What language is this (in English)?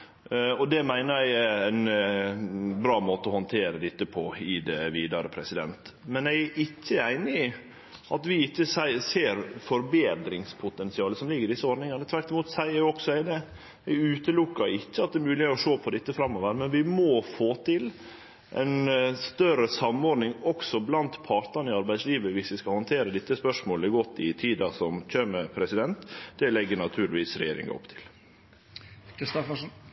Norwegian Nynorsk